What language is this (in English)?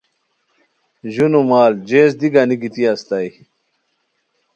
Khowar